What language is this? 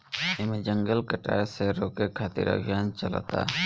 Bhojpuri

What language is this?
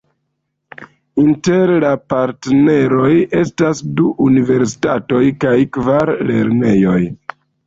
Esperanto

